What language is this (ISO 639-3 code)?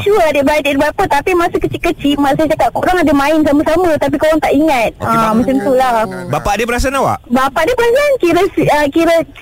msa